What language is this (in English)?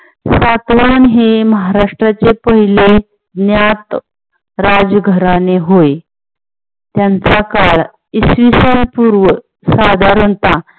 Marathi